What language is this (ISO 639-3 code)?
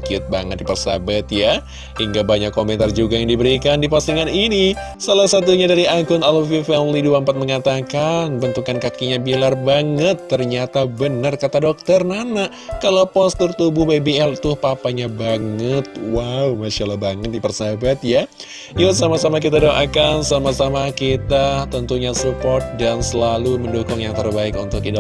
ind